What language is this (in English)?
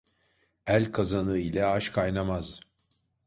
Turkish